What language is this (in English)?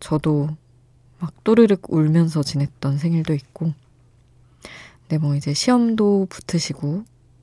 Korean